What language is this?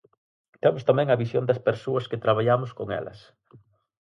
Galician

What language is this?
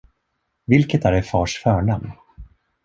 Swedish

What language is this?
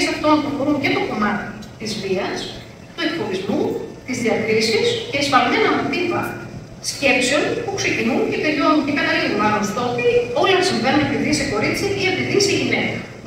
Greek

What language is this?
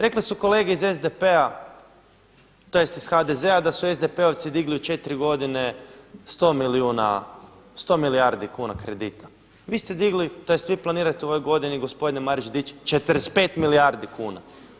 Croatian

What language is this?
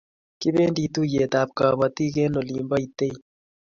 Kalenjin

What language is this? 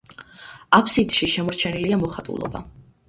Georgian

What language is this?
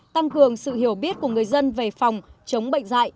Vietnamese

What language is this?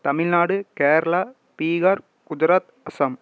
Tamil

